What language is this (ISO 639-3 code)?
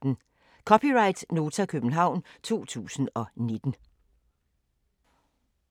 dan